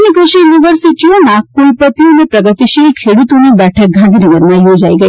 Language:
Gujarati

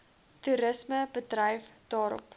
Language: Afrikaans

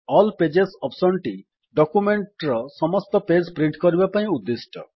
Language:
Odia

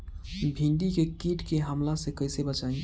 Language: Bhojpuri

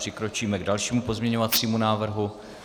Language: Czech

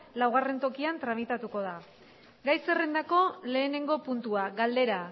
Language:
Basque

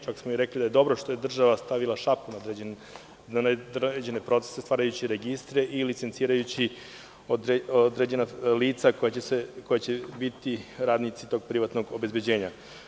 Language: Serbian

